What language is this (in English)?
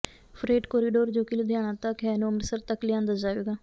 Punjabi